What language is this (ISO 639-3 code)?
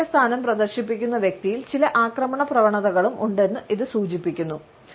mal